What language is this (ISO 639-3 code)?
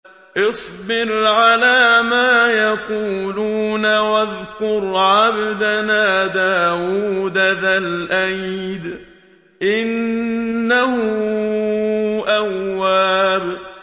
ara